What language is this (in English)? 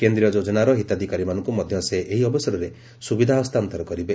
Odia